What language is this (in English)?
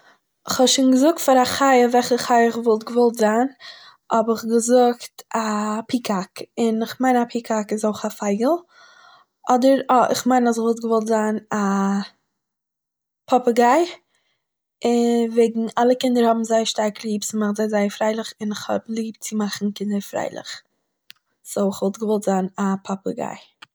Yiddish